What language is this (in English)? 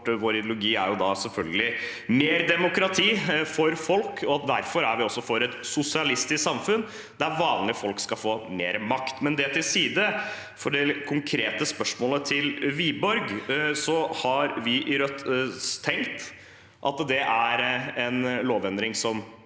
Norwegian